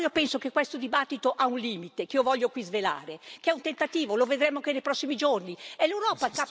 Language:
Italian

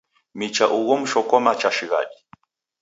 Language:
Taita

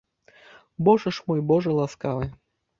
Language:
Belarusian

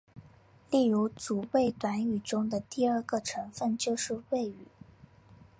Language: Chinese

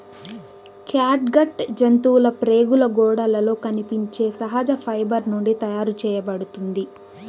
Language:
Telugu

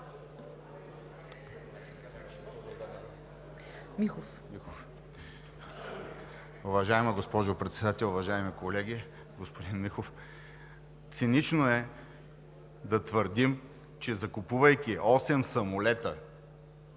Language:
Bulgarian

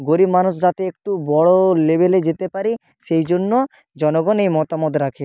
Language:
Bangla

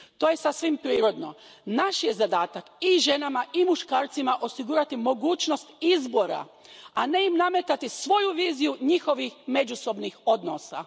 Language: Croatian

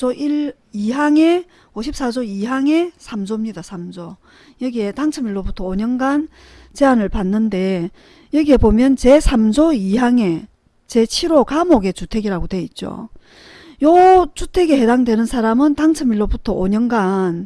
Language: Korean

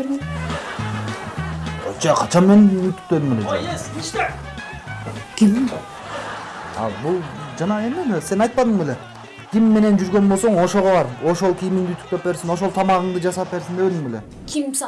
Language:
Turkish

